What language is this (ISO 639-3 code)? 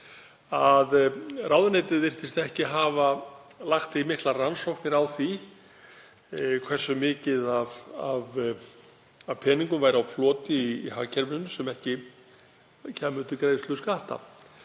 isl